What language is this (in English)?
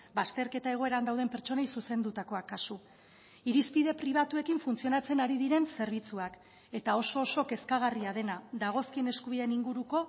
Basque